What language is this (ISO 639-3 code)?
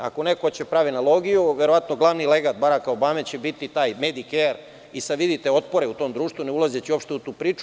srp